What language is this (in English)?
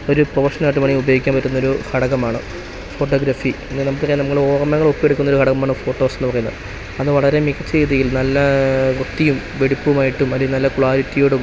Malayalam